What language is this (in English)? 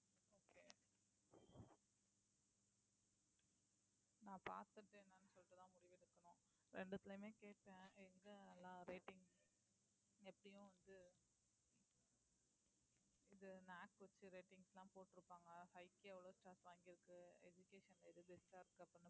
Tamil